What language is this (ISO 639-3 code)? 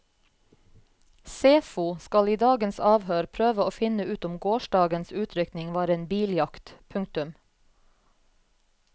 nor